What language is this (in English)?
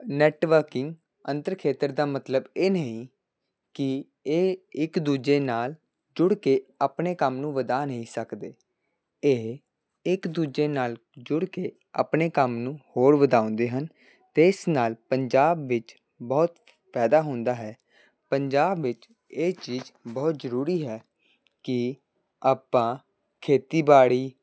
Punjabi